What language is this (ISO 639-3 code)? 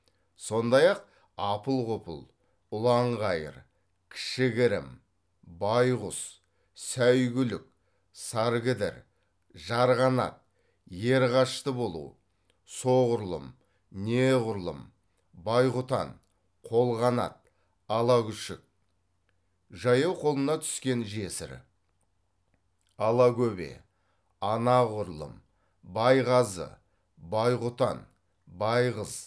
kaz